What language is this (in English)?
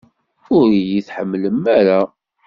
Kabyle